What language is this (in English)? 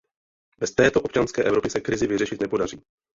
Czech